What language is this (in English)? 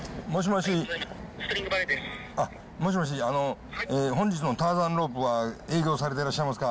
Japanese